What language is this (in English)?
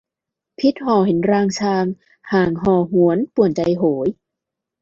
Thai